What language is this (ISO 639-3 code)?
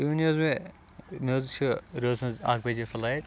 kas